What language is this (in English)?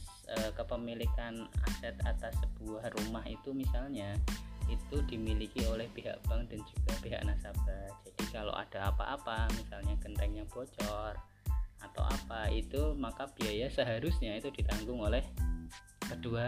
Indonesian